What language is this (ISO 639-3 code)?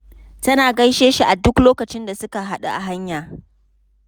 hau